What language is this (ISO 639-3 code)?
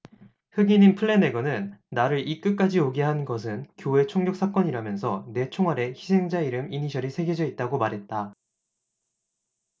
kor